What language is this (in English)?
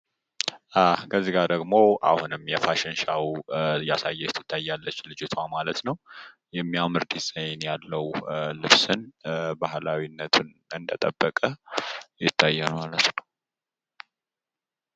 Amharic